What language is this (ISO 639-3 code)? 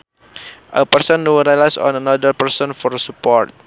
sun